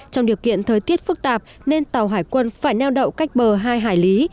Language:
Vietnamese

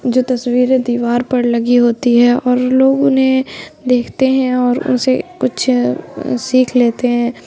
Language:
Urdu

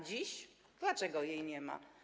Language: Polish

